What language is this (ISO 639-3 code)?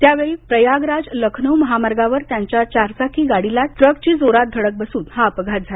mar